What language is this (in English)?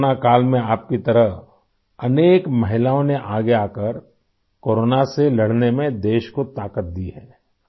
Urdu